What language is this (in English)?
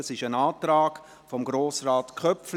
Swiss German